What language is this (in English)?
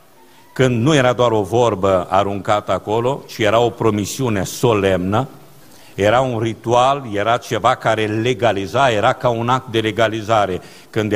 Romanian